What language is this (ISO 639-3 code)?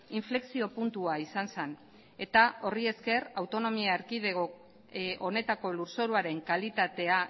eus